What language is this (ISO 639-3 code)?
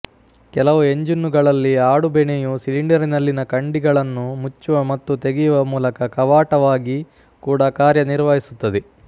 kan